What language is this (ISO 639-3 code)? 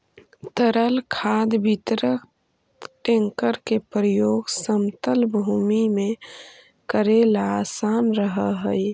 mag